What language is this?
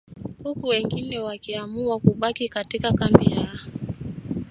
Swahili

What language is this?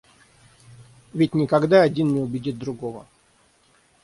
Russian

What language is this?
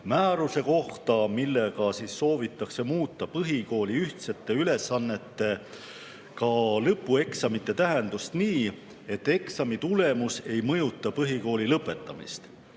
Estonian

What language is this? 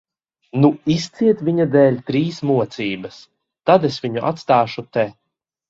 Latvian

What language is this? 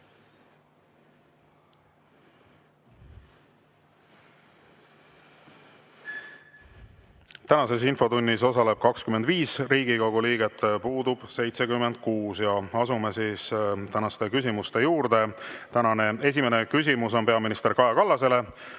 Estonian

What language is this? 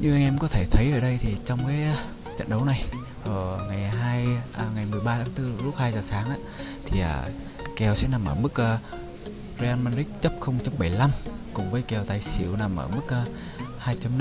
Vietnamese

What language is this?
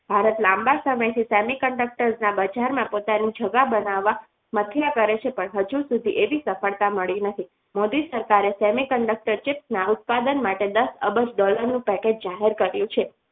Gujarati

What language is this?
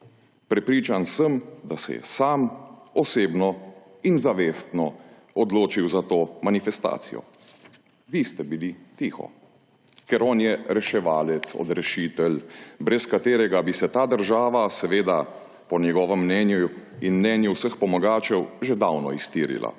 Slovenian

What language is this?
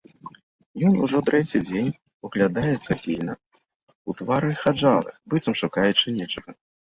Belarusian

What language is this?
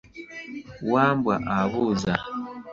Ganda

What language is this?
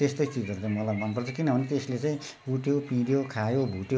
Nepali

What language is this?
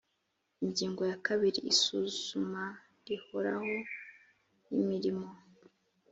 Kinyarwanda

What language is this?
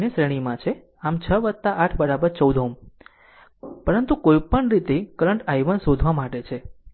Gujarati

